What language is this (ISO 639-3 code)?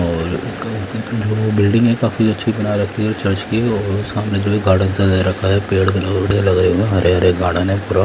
hin